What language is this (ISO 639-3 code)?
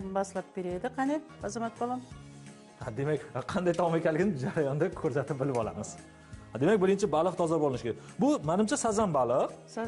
tur